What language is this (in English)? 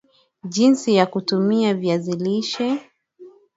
Swahili